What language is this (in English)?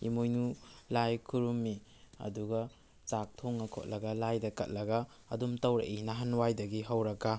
Manipuri